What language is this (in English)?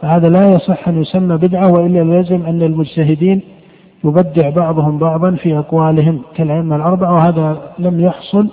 Arabic